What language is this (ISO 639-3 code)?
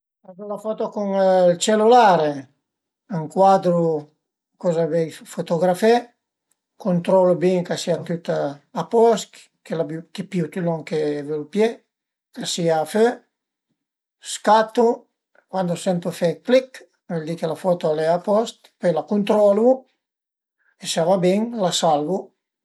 pms